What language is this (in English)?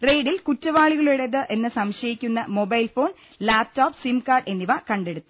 Malayalam